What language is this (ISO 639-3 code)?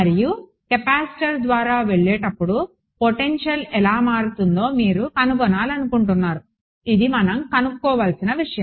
tel